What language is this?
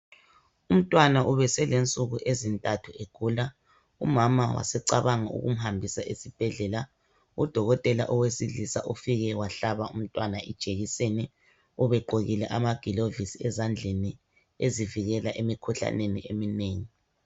North Ndebele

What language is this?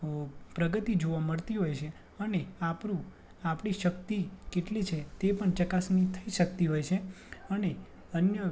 Gujarati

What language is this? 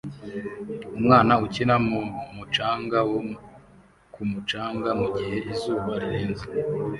Kinyarwanda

